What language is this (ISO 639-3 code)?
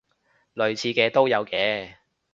yue